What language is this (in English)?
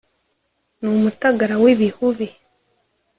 Kinyarwanda